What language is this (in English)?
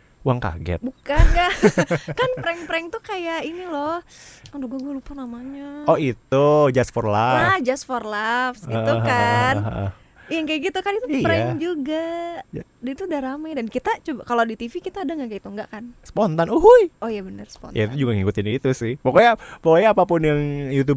Indonesian